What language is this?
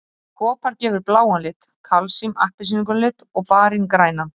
Icelandic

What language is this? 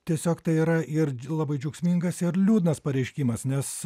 Lithuanian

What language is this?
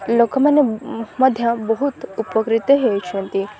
Odia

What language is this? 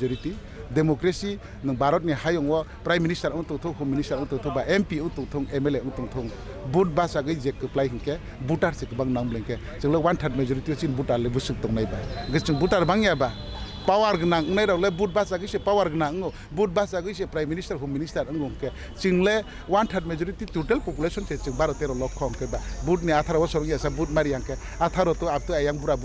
Korean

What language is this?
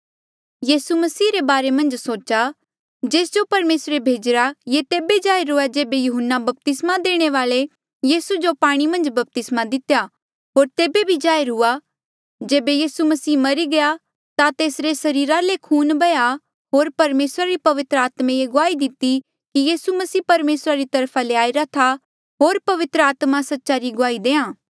Mandeali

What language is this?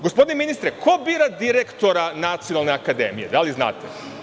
Serbian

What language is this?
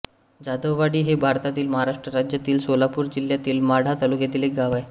Marathi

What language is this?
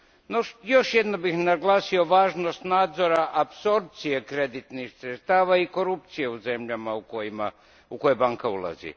Croatian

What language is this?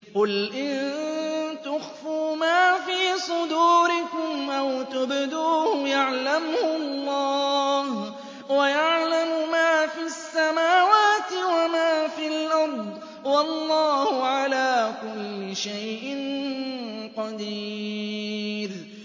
Arabic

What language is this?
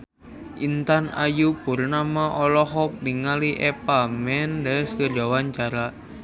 Sundanese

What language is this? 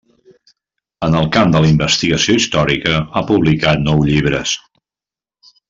Catalan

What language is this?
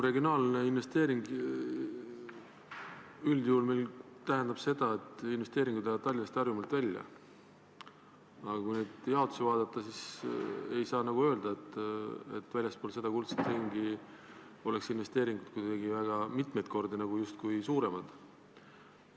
Estonian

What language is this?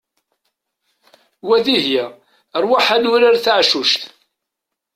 Kabyle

